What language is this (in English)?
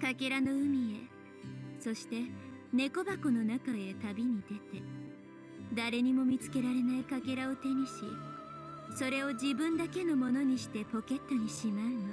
Japanese